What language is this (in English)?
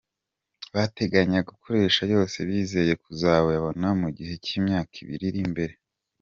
Kinyarwanda